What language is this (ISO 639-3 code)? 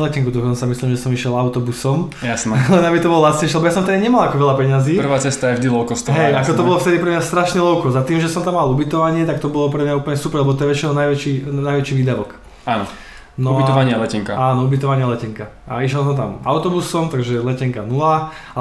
slk